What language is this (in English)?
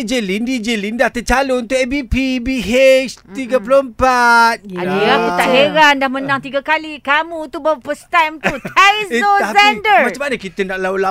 Malay